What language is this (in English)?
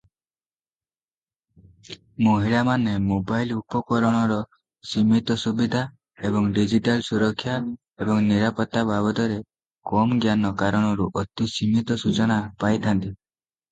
Odia